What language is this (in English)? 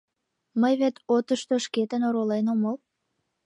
Mari